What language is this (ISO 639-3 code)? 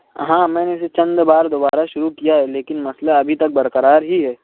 urd